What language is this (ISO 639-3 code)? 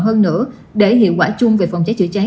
vie